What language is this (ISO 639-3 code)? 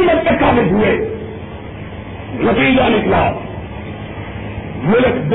urd